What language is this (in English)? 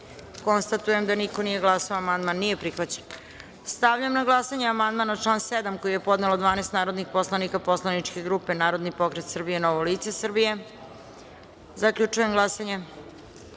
Serbian